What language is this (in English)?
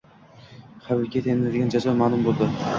Uzbek